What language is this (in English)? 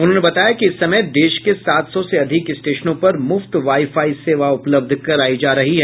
Hindi